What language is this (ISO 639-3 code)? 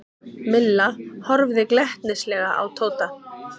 isl